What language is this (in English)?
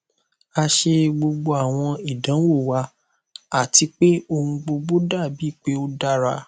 Yoruba